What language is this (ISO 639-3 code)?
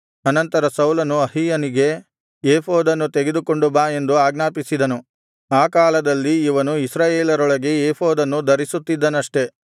kan